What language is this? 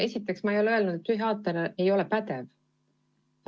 Estonian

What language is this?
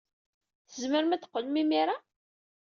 Kabyle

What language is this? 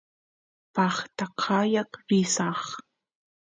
Santiago del Estero Quichua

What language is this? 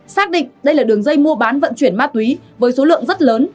Vietnamese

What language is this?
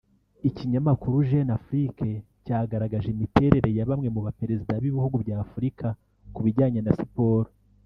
Kinyarwanda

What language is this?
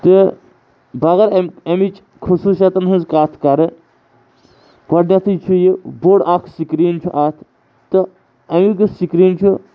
Kashmiri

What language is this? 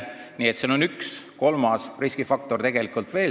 Estonian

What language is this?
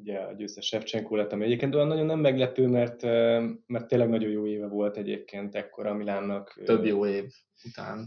Hungarian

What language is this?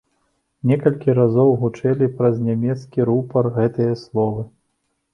Belarusian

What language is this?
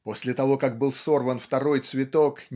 Russian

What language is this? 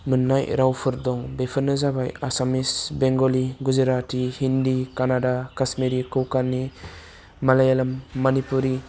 Bodo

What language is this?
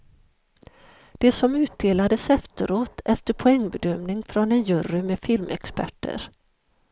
Swedish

